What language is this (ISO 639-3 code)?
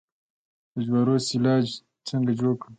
pus